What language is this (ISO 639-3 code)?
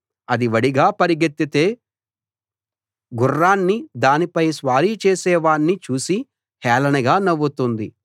tel